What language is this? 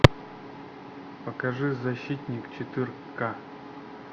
Russian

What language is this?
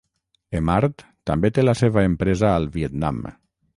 Catalan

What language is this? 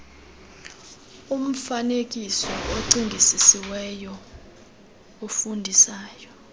Xhosa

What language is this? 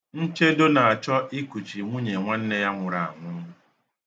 Igbo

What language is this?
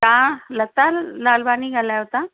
Sindhi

